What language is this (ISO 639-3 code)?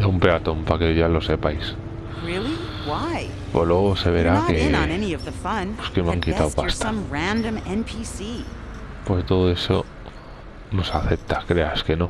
spa